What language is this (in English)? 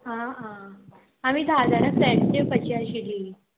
Konkani